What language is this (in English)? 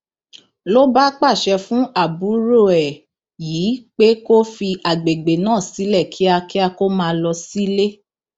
Yoruba